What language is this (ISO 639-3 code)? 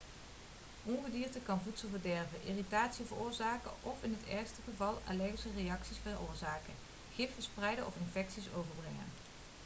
nld